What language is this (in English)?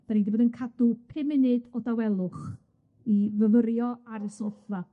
Welsh